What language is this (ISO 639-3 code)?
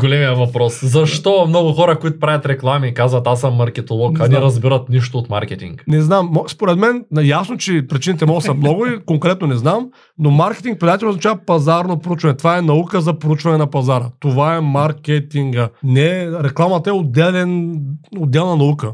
bul